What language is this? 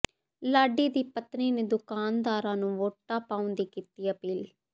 Punjabi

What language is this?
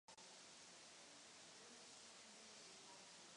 Czech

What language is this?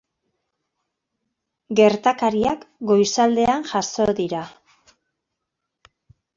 Basque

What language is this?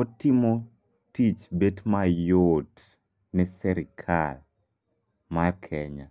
Luo (Kenya and Tanzania)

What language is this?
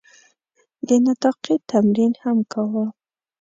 Pashto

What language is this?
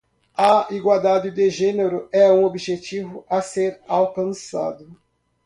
Portuguese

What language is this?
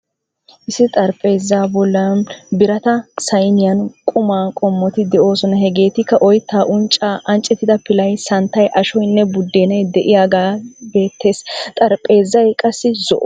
Wolaytta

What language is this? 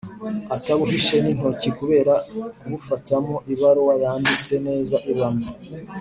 Kinyarwanda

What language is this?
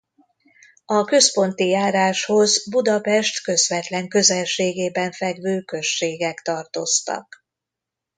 Hungarian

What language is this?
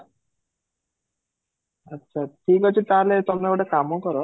Odia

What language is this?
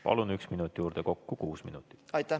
Estonian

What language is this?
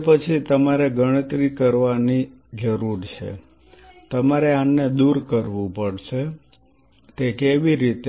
Gujarati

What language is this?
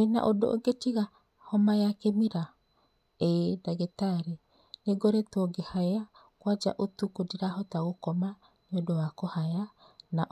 Kikuyu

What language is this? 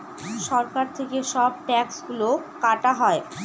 Bangla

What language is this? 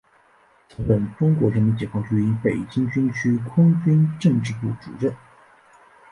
Chinese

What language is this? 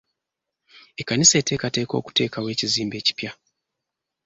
Ganda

